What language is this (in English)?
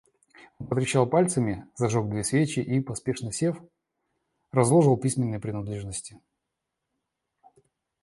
Russian